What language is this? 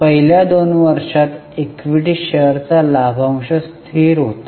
Marathi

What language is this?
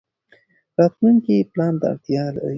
Pashto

